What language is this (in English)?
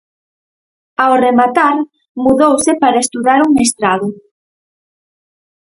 Galician